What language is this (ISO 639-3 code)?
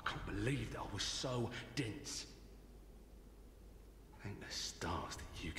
deu